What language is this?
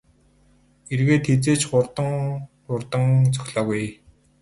Mongolian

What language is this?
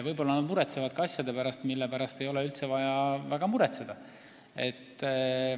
Estonian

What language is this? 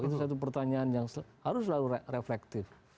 Indonesian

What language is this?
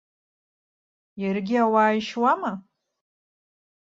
Abkhazian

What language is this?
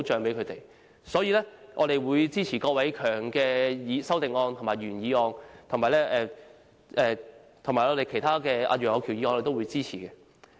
Cantonese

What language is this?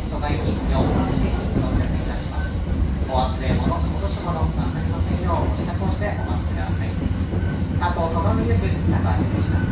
Japanese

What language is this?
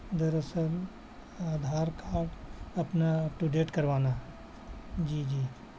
Urdu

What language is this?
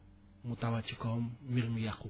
Wolof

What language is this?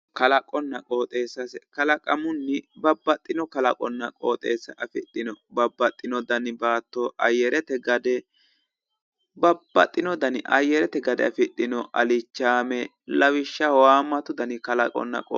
Sidamo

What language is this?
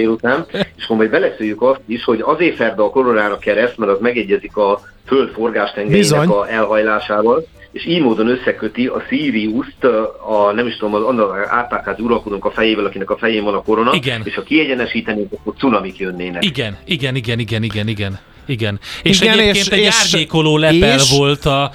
Hungarian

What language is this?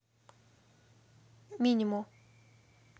Russian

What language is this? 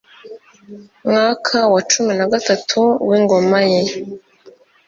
Kinyarwanda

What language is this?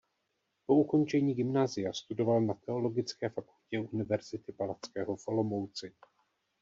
Czech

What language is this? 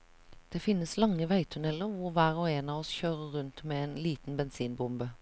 Norwegian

